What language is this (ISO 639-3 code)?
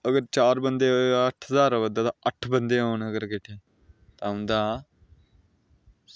doi